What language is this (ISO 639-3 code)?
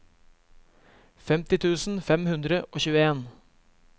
nor